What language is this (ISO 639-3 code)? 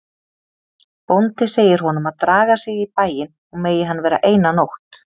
isl